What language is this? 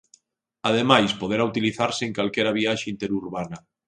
Galician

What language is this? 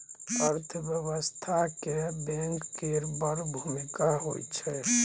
Maithili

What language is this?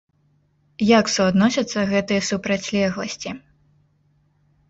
Belarusian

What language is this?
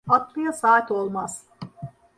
Turkish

